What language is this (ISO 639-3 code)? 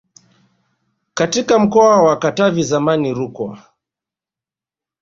swa